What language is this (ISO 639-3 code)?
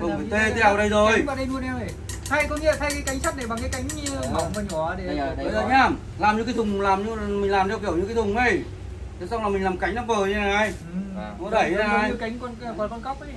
vie